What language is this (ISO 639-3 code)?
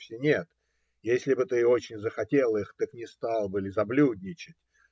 rus